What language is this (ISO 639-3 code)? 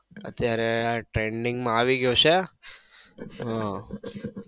guj